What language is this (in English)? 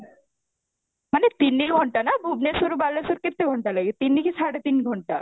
Odia